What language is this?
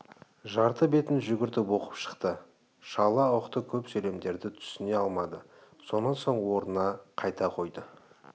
Kazakh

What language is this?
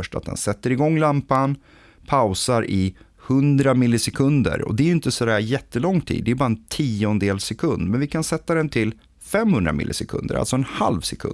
Swedish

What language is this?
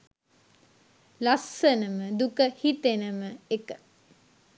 Sinhala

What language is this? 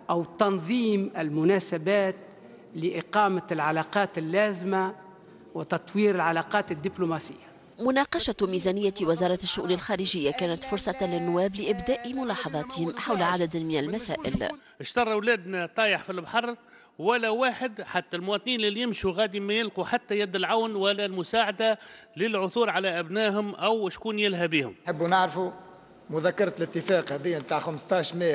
Arabic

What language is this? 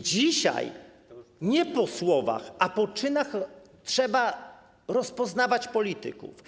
Polish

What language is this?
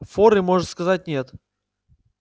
Russian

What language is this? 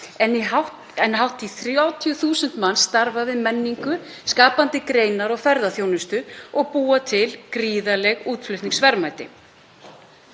Icelandic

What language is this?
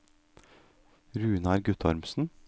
Norwegian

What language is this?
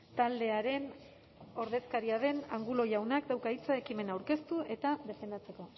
Basque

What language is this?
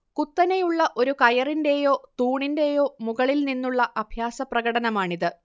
Malayalam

